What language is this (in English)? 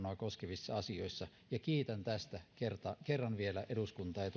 Finnish